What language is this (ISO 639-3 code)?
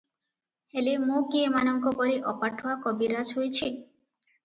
ori